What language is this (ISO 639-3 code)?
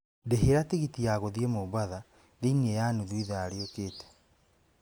kik